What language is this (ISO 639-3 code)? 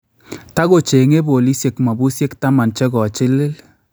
kln